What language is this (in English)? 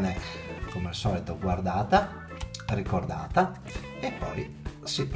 Italian